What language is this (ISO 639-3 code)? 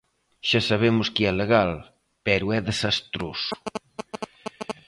glg